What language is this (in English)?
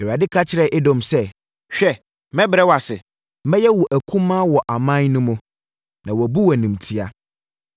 Akan